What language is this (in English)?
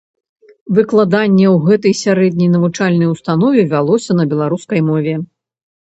Belarusian